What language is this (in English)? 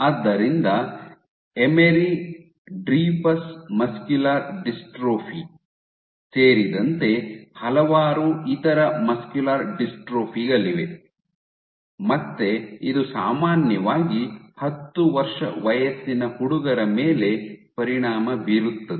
Kannada